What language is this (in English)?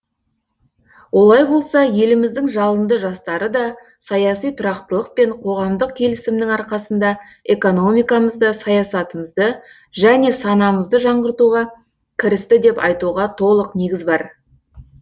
Kazakh